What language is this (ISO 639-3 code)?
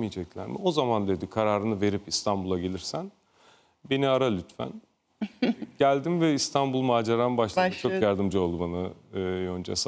tur